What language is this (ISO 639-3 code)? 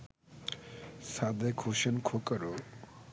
ben